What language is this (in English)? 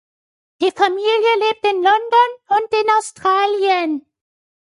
German